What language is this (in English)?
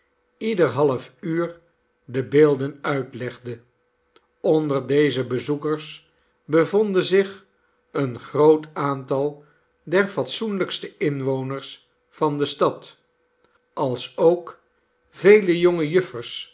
Dutch